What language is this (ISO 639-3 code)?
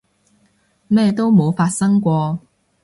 yue